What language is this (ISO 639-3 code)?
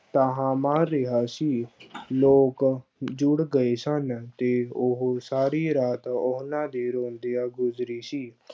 pan